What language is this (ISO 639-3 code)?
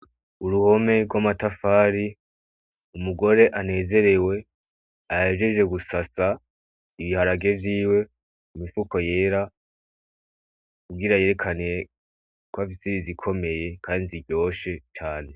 run